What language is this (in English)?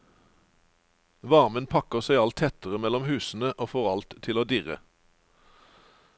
Norwegian